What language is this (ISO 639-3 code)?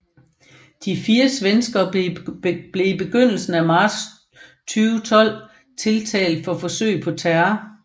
dan